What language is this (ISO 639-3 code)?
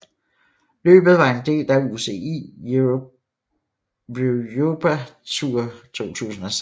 dan